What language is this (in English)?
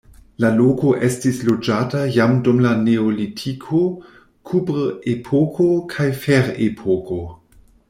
Esperanto